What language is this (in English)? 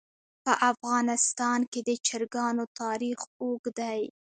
Pashto